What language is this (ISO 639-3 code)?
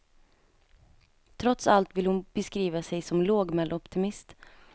swe